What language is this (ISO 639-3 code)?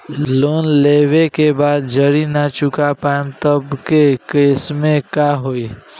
bho